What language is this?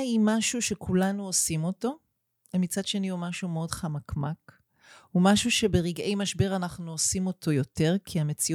Hebrew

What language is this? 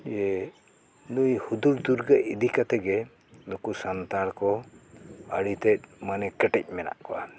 Santali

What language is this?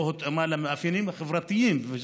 Hebrew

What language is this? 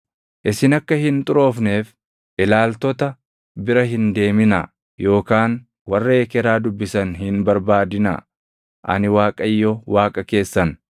Oromo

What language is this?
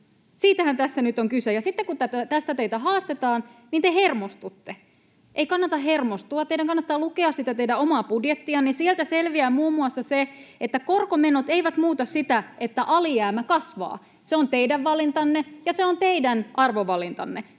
Finnish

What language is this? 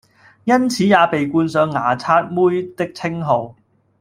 Cantonese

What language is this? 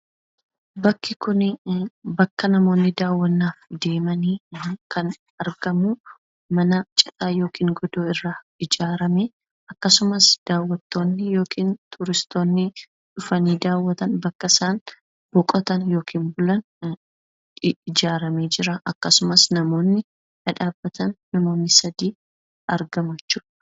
Oromo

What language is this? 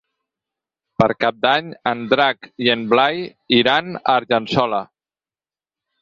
Catalan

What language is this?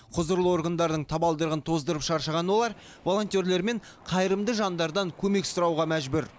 Kazakh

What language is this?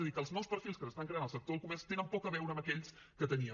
Catalan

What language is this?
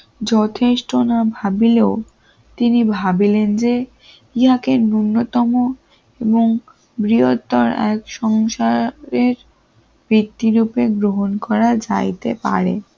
Bangla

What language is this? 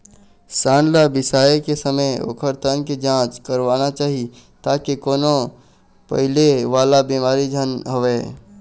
Chhattisgarhi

